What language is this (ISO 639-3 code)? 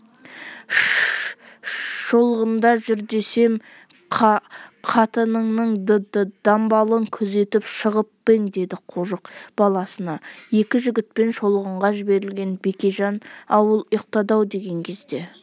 kaz